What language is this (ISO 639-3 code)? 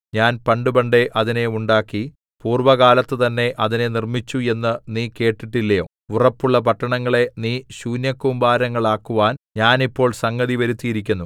mal